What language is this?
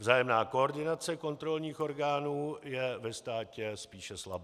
Czech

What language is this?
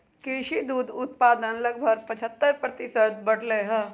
Magahi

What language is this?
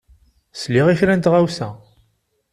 Kabyle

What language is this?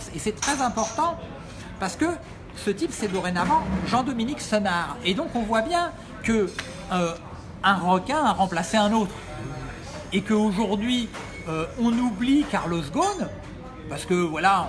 French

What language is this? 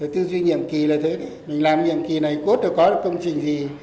Vietnamese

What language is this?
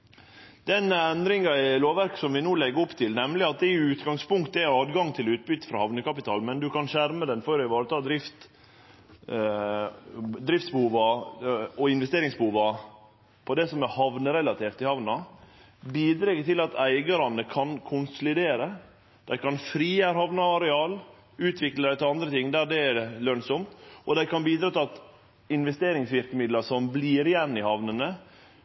Norwegian Nynorsk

